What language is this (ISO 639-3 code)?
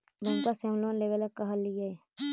mag